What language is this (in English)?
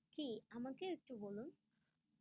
Bangla